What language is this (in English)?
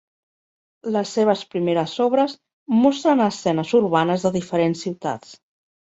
Catalan